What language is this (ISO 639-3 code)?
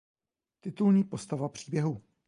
ces